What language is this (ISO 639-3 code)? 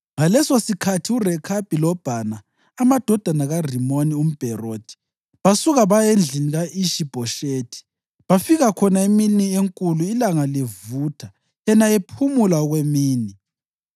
nde